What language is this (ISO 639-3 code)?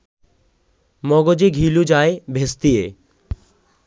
ben